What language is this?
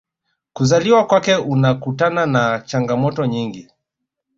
Swahili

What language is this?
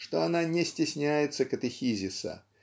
Russian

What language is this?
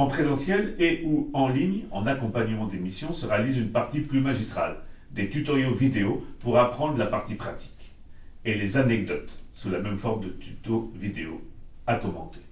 French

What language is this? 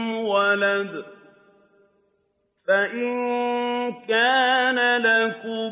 Arabic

